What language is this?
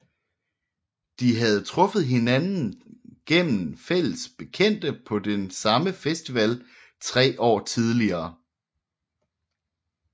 Danish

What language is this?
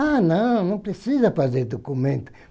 Portuguese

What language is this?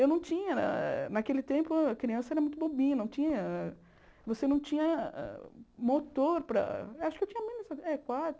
Portuguese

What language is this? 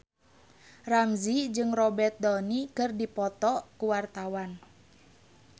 Sundanese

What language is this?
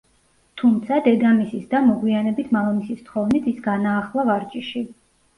Georgian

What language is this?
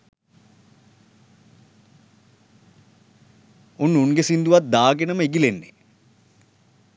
Sinhala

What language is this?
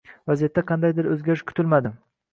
Uzbek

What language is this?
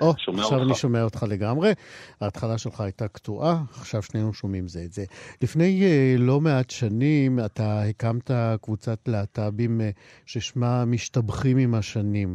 Hebrew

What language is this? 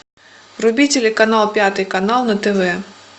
Russian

